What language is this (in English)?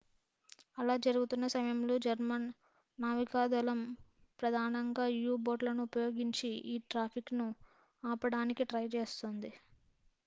Telugu